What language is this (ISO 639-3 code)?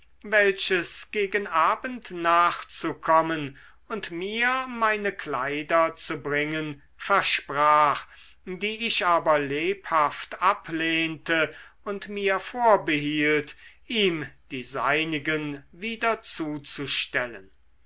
deu